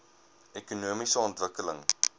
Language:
Afrikaans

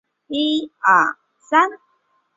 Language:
Chinese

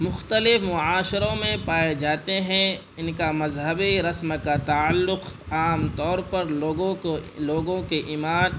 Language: Urdu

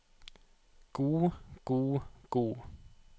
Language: Norwegian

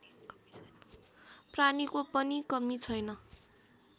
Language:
Nepali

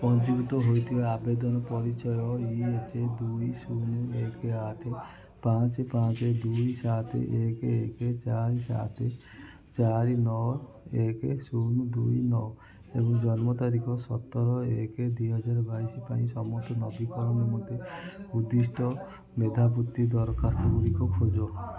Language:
Odia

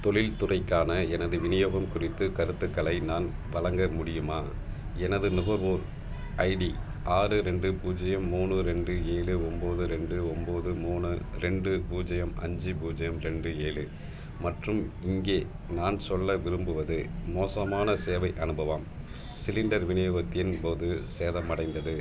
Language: Tamil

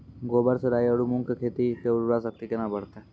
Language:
Maithili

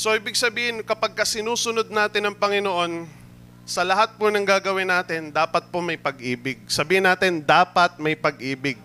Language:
Filipino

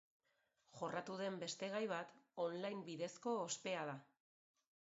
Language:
Basque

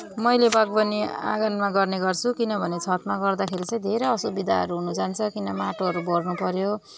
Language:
Nepali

